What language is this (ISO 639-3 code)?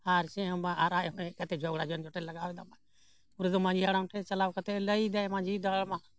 sat